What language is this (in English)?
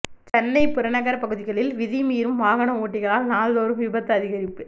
Tamil